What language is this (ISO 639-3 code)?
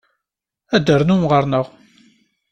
kab